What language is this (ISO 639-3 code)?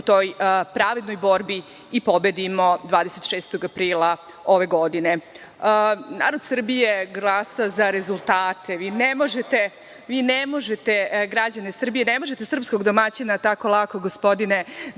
srp